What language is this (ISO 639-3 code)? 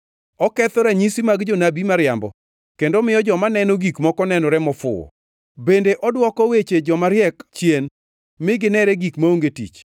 luo